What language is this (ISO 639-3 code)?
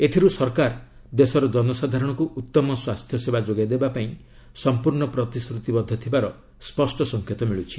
ori